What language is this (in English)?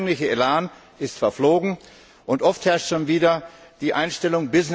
German